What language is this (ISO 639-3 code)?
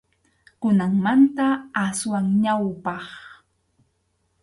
qxu